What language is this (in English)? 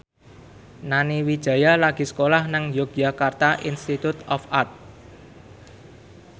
Javanese